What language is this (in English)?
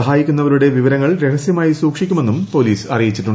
Malayalam